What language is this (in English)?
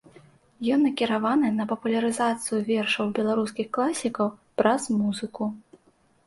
Belarusian